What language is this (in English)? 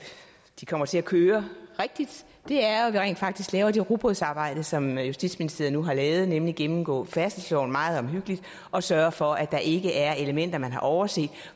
Danish